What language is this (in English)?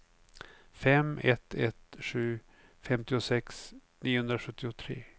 Swedish